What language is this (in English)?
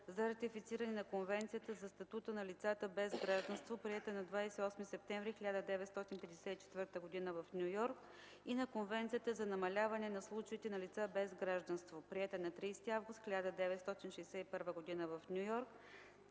Bulgarian